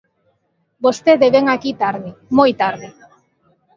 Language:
Galician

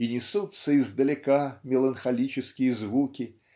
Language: Russian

